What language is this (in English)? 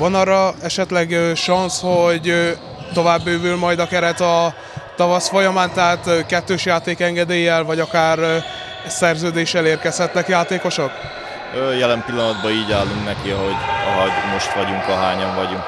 Hungarian